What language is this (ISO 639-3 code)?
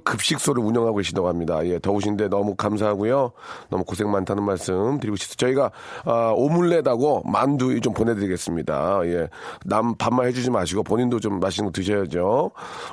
kor